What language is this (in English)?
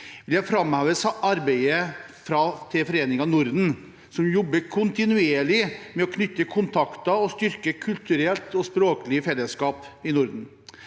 Norwegian